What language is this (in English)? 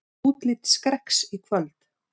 Icelandic